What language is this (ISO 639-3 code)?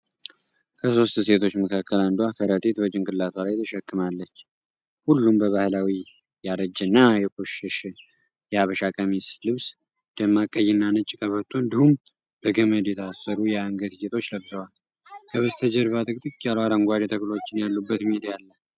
amh